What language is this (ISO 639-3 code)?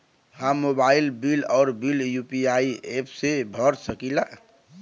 bho